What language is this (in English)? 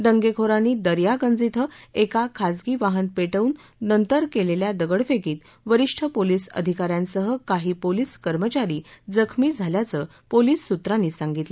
Marathi